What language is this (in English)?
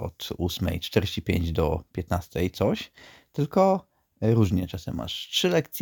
Polish